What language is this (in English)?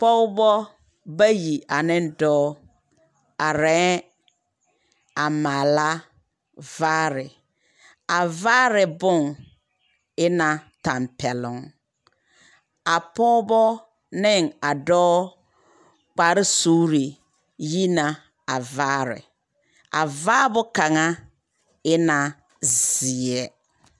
Southern Dagaare